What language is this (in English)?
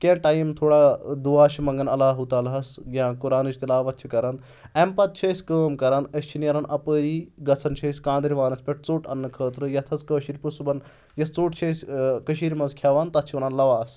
Kashmiri